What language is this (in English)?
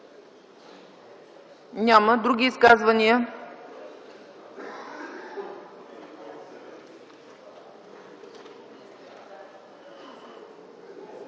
Bulgarian